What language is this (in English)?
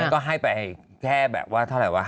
Thai